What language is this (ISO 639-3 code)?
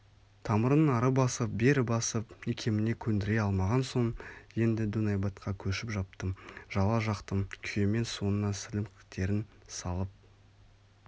kaz